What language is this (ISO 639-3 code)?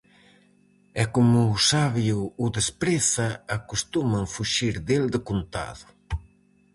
glg